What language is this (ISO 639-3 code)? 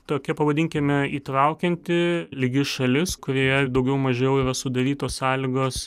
lit